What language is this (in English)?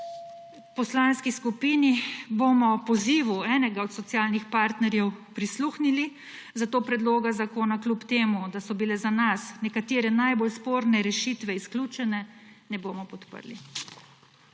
Slovenian